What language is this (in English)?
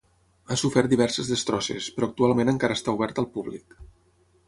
Catalan